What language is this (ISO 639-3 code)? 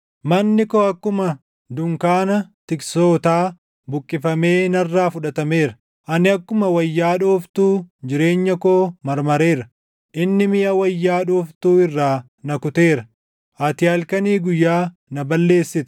orm